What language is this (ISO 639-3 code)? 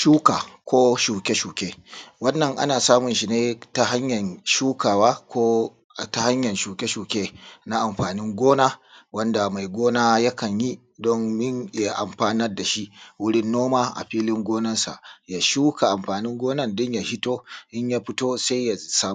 hau